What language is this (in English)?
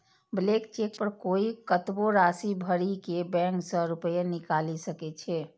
Maithili